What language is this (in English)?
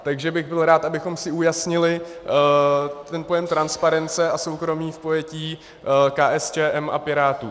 Czech